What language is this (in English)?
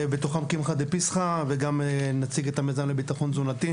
Hebrew